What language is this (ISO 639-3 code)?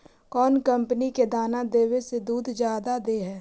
mag